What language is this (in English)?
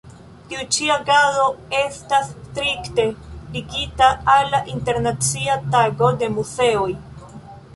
Esperanto